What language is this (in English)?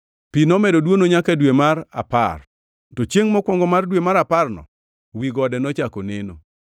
Luo (Kenya and Tanzania)